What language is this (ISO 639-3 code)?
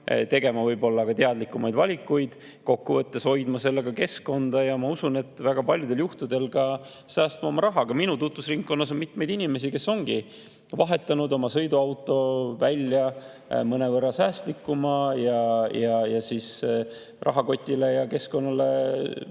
est